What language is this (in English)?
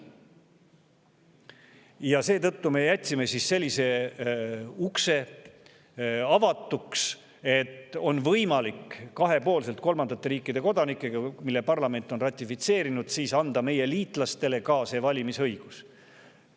Estonian